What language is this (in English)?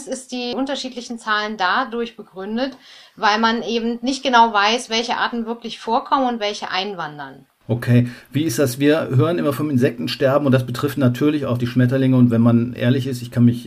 German